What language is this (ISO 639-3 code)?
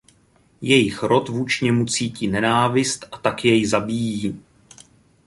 ces